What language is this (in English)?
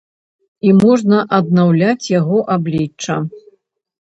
Belarusian